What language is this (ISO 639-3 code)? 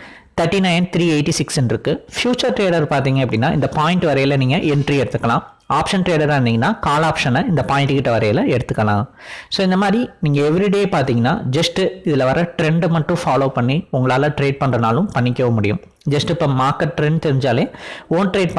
tam